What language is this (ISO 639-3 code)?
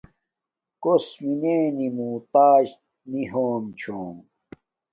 dmk